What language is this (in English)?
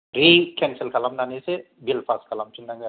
Bodo